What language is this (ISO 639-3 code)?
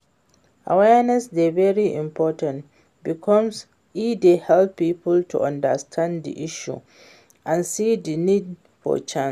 pcm